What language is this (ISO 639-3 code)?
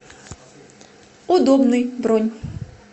rus